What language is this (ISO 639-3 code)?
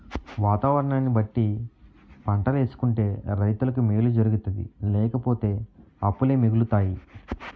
tel